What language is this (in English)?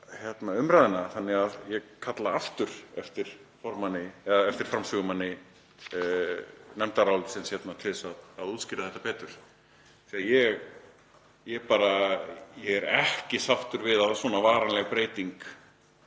Icelandic